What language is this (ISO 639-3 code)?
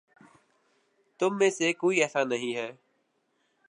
urd